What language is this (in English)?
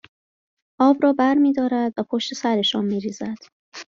Persian